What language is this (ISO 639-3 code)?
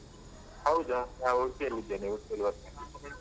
kan